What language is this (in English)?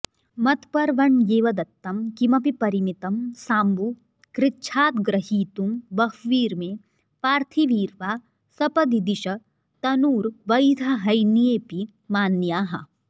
Sanskrit